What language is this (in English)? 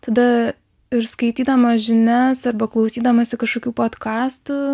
Lithuanian